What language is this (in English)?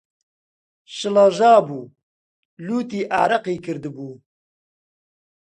Central Kurdish